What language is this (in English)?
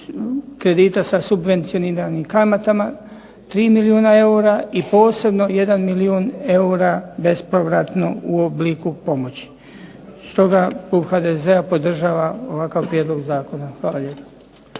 Croatian